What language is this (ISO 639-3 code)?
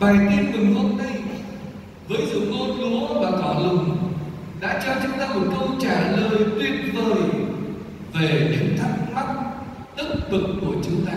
vie